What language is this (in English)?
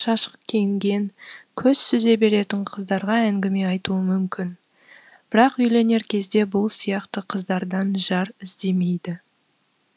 Kazakh